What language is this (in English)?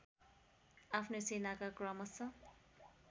Nepali